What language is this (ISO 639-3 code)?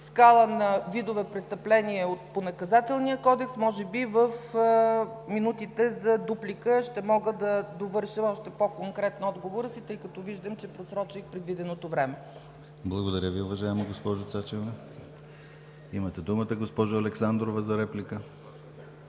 bul